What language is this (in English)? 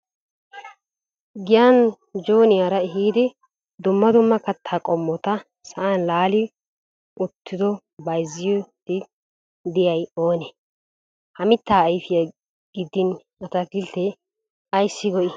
Wolaytta